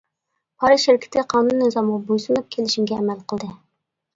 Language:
Uyghur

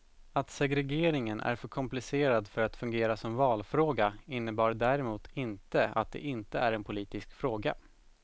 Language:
Swedish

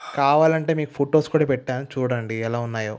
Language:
Telugu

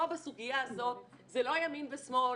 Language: Hebrew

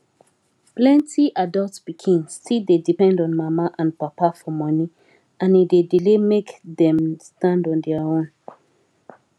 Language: Nigerian Pidgin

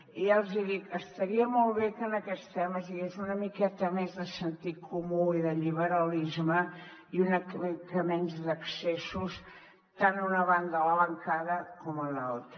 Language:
Catalan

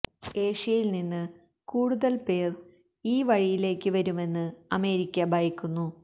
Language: Malayalam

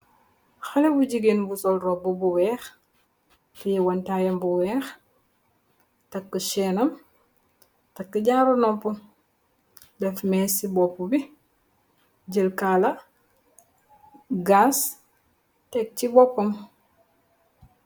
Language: Wolof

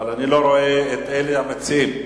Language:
Hebrew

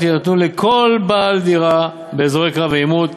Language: Hebrew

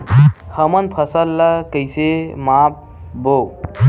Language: Chhattisgarhi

